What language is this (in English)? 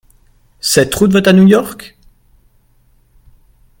French